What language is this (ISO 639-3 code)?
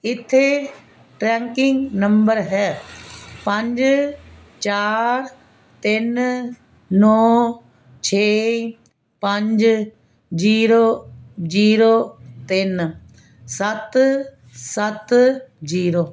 pan